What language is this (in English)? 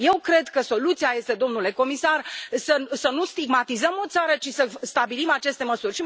Romanian